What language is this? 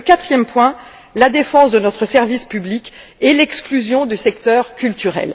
French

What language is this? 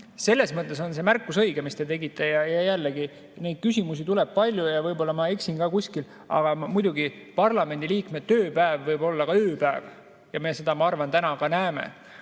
Estonian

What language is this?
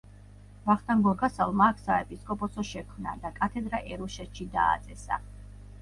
Georgian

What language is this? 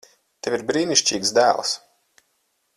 Latvian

